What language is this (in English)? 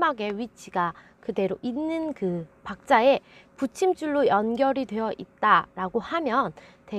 Korean